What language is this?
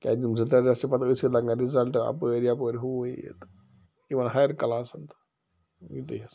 Kashmiri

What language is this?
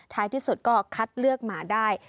Thai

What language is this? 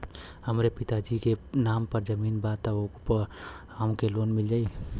Bhojpuri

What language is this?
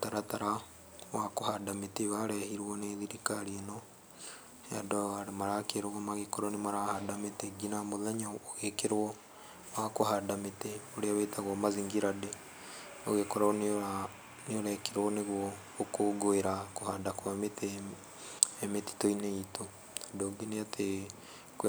Kikuyu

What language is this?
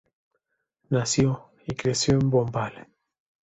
Spanish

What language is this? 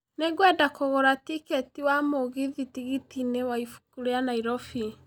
Kikuyu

